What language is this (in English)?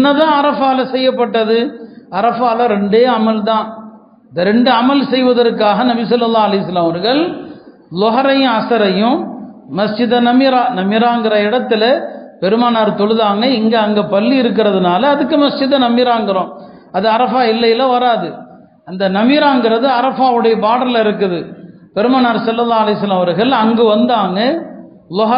Tamil